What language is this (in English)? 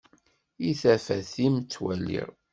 Kabyle